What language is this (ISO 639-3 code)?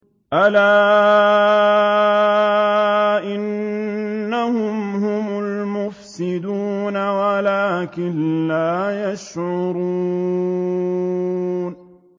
ara